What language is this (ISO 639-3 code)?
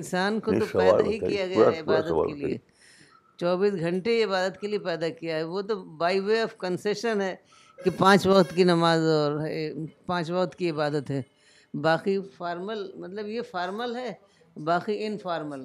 urd